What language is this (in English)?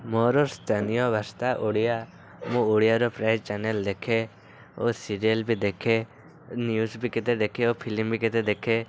Odia